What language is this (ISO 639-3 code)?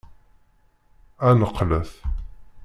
kab